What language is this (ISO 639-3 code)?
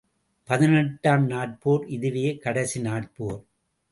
tam